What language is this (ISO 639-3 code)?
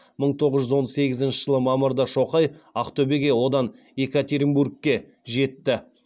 kaz